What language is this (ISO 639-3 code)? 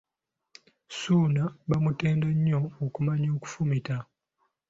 lug